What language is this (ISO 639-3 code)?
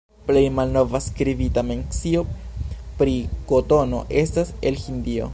epo